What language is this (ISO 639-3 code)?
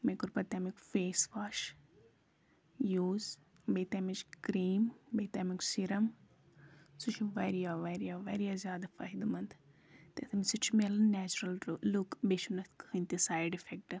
kas